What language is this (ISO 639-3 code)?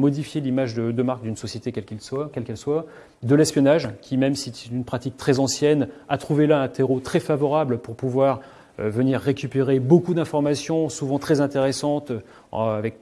fra